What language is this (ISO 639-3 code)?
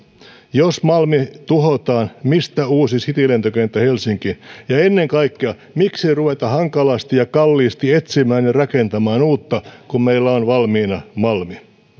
fin